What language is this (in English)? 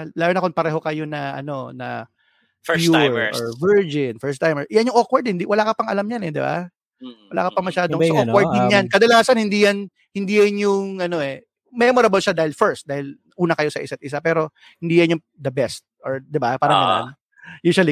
Filipino